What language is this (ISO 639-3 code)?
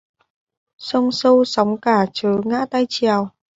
vie